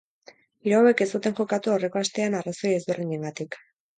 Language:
Basque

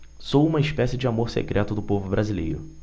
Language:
Portuguese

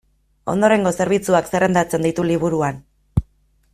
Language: Basque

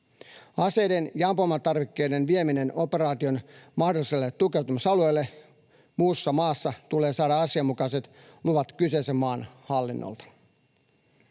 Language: Finnish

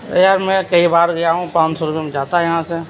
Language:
Urdu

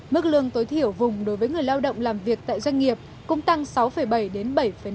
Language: Vietnamese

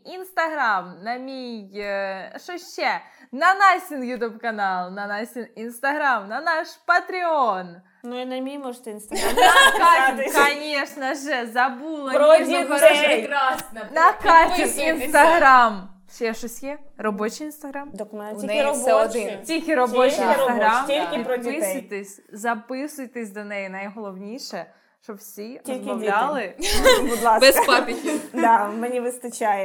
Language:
Ukrainian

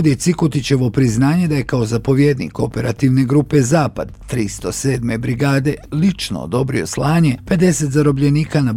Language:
Croatian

